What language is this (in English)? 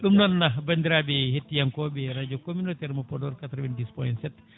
Fula